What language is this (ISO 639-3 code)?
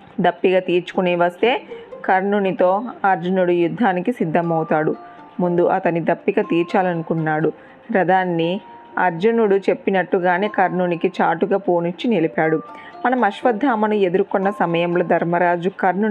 tel